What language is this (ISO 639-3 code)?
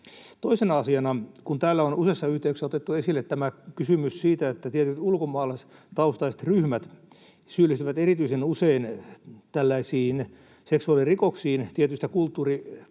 fin